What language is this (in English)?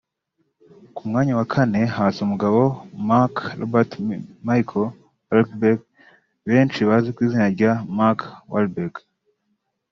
Kinyarwanda